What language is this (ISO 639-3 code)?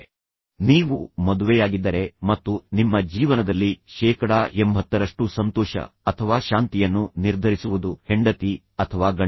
kan